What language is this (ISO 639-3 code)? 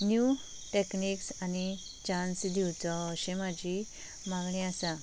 kok